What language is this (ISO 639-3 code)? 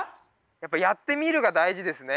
jpn